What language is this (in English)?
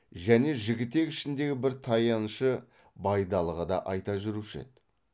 Kazakh